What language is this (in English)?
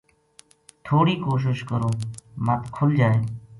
Gujari